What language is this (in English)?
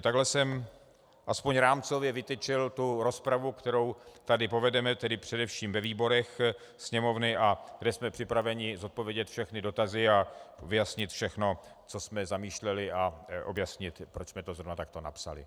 Czech